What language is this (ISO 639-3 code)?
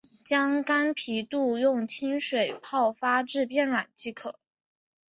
zho